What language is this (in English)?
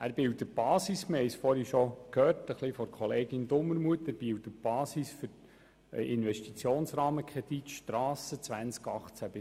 Swiss German